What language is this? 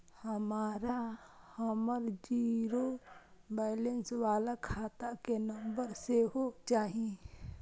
Maithili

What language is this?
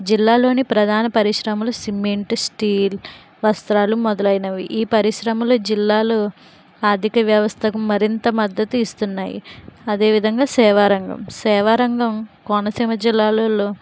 Telugu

